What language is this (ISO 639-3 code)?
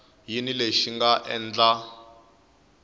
tso